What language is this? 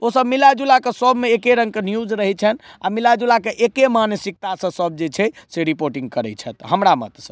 Maithili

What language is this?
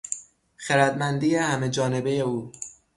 Persian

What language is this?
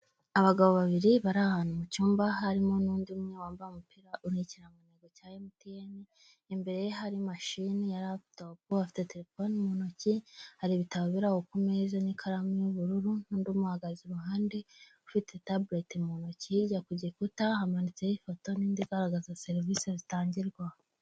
Kinyarwanda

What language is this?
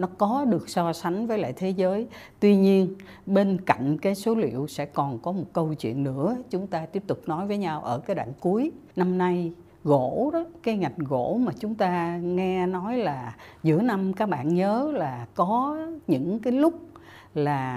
Vietnamese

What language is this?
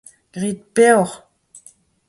Breton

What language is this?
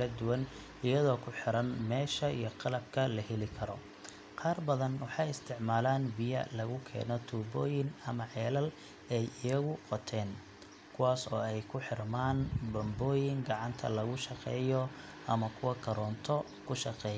Somali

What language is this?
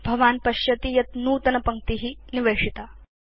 Sanskrit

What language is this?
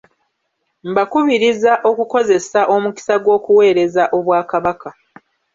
Ganda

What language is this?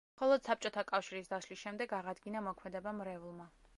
Georgian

